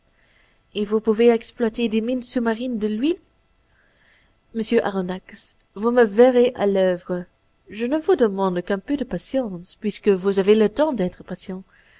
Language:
French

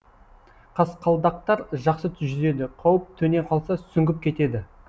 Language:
Kazakh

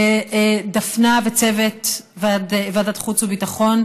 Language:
Hebrew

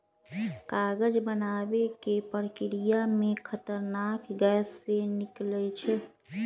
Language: Magahi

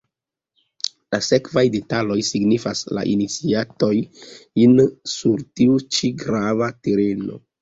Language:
Esperanto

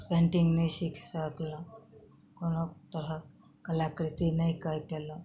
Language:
Maithili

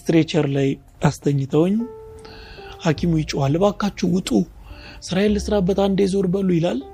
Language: Amharic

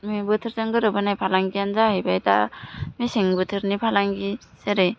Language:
Bodo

